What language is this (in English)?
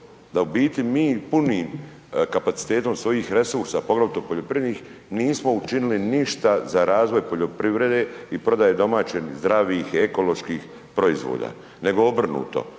Croatian